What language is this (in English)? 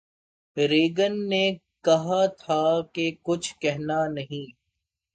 Urdu